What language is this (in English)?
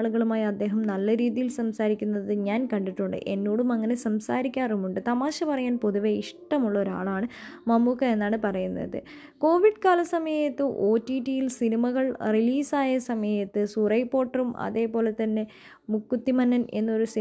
Malayalam